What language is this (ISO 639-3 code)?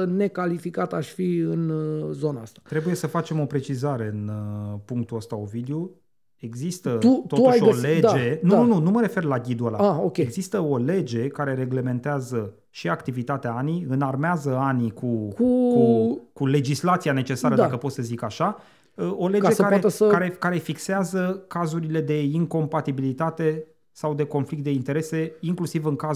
ron